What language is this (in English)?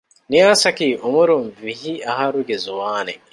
Divehi